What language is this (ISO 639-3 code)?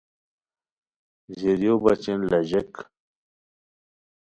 khw